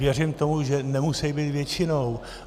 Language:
Czech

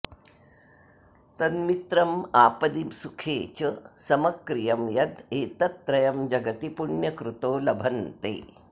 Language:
Sanskrit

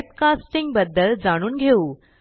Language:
Marathi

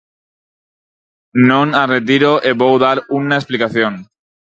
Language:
Galician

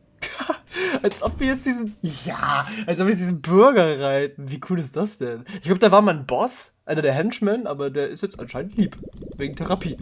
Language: German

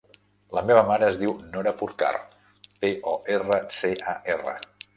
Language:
Catalan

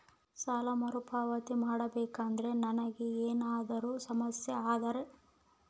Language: Kannada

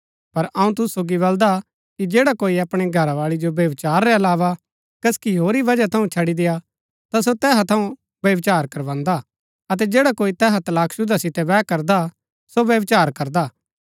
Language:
Gaddi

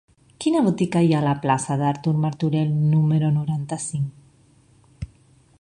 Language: Catalan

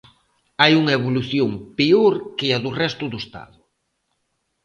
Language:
Galician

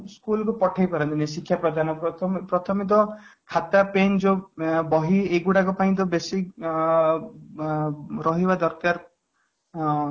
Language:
Odia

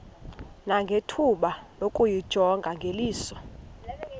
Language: Xhosa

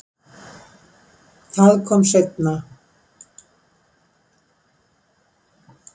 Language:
Icelandic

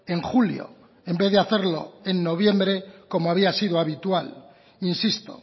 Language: Spanish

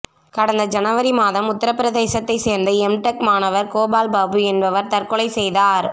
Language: Tamil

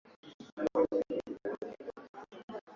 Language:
Swahili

